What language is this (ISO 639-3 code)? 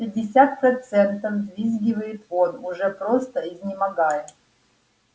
rus